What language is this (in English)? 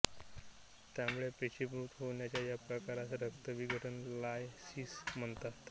Marathi